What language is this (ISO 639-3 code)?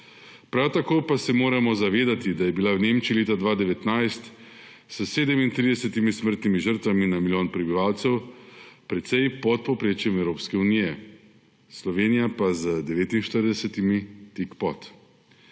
slv